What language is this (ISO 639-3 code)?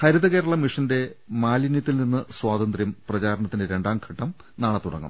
mal